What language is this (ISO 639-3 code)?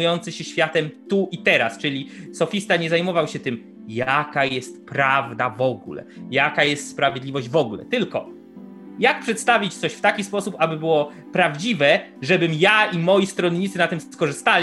pol